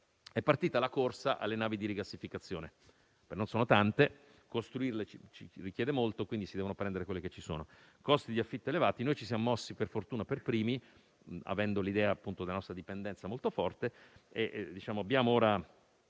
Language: Italian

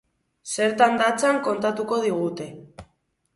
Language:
Basque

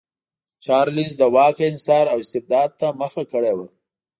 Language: Pashto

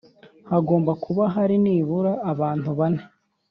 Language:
Kinyarwanda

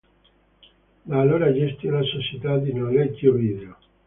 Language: Italian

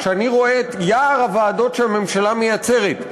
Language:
Hebrew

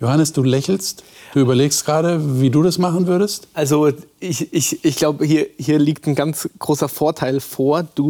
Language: German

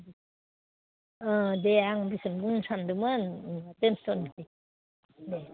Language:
Bodo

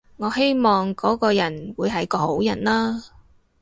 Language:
Cantonese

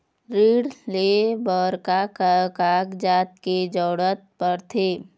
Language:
Chhattisgarhi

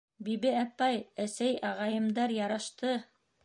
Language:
Bashkir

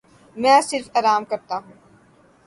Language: Urdu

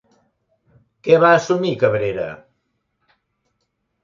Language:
Catalan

